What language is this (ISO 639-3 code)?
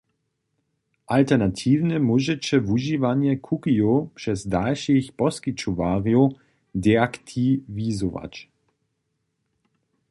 hsb